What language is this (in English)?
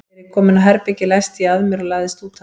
Icelandic